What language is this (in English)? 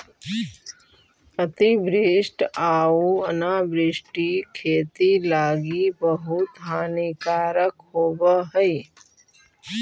Magahi